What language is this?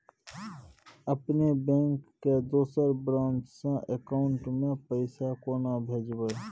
Maithili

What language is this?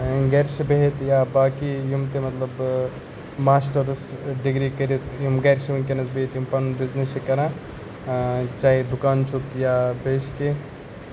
Kashmiri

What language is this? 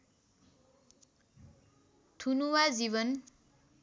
Nepali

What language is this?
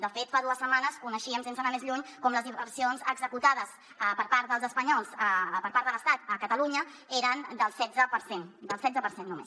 Catalan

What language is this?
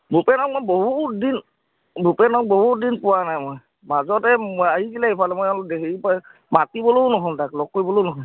Assamese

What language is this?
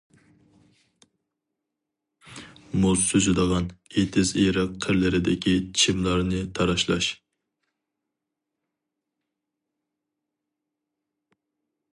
Uyghur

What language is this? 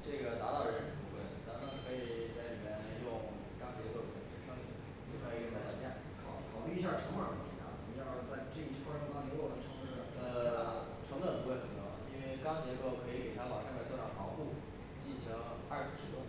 Chinese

